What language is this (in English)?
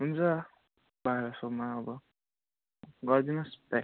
Nepali